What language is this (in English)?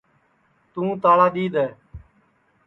Sansi